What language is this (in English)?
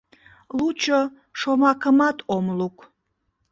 Mari